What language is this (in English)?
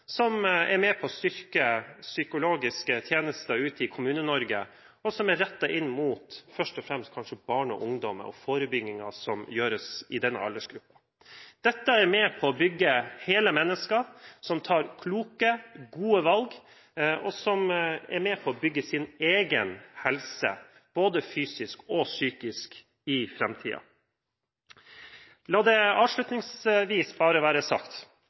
Norwegian Bokmål